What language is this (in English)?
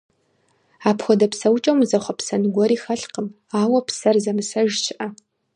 Kabardian